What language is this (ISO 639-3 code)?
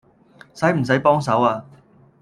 yue